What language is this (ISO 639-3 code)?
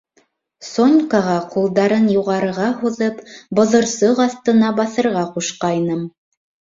bak